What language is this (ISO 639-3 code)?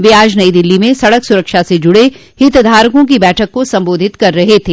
hin